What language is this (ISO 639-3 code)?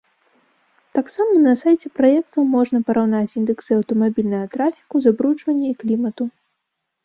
bel